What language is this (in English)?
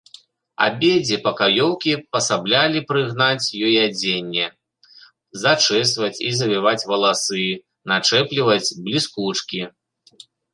Belarusian